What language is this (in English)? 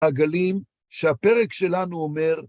Hebrew